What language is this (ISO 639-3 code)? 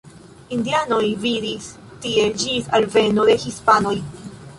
epo